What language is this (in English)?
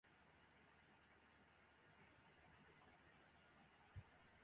Arabic